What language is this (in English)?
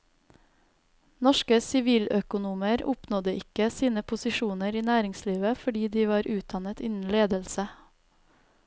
Norwegian